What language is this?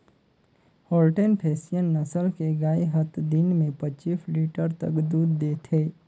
Chhattisgarhi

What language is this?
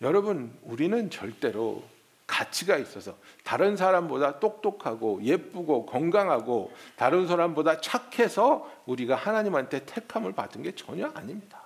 Korean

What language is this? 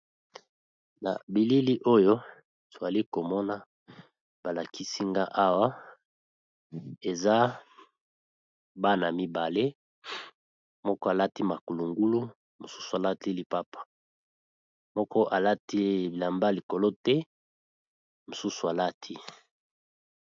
Lingala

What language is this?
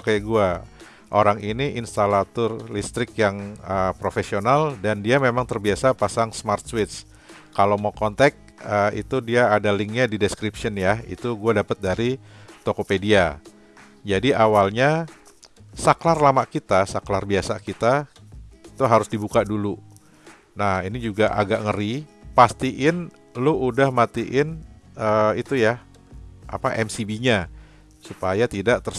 Indonesian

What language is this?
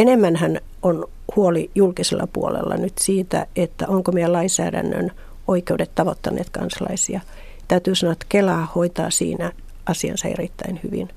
Finnish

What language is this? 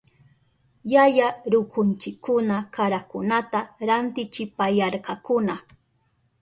Southern Pastaza Quechua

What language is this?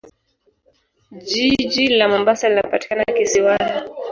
Swahili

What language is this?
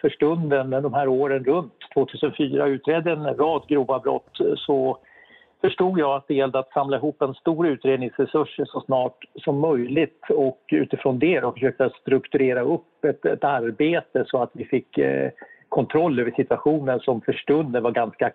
Swedish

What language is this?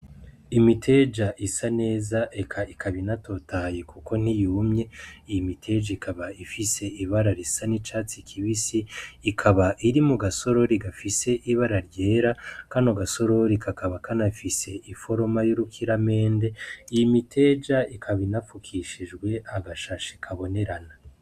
Rundi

